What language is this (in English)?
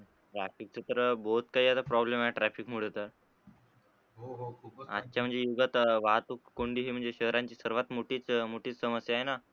Marathi